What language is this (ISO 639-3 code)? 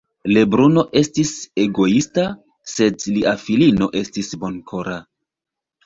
epo